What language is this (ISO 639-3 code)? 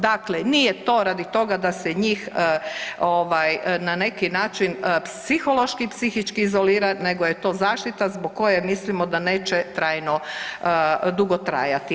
hrv